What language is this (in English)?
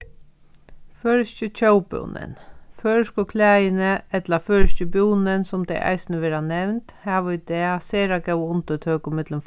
Faroese